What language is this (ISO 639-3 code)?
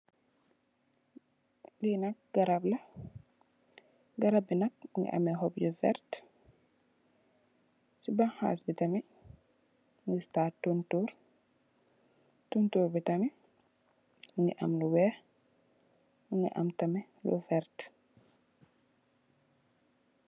wol